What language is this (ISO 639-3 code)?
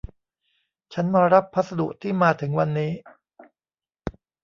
tha